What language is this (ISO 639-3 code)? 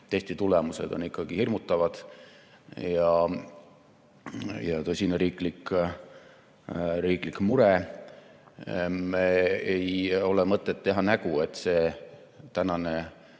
est